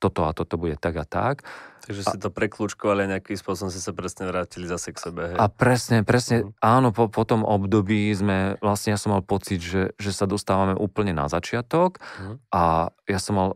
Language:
Slovak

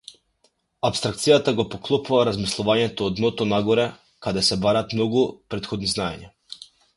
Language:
Macedonian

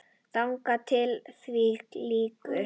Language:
Icelandic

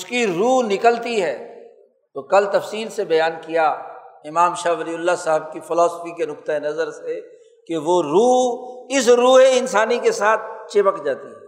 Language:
Urdu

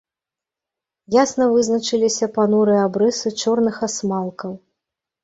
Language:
Belarusian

